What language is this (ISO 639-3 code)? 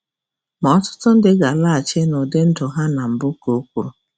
ibo